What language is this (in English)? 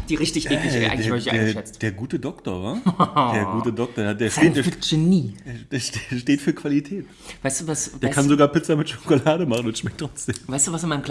German